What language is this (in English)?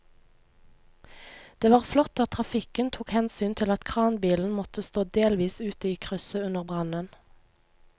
Norwegian